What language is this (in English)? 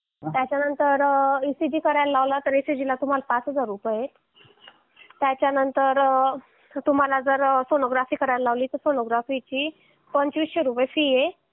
Marathi